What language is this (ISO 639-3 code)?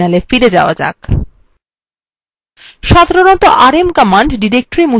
ben